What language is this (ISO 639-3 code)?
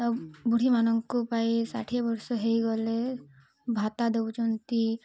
ori